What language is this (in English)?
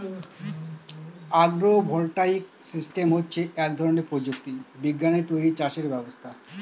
Bangla